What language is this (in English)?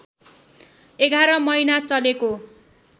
Nepali